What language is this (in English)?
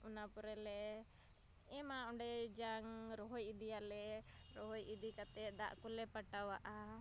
Santali